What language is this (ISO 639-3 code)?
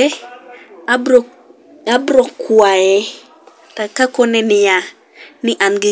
luo